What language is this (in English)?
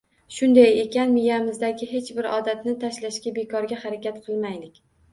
Uzbek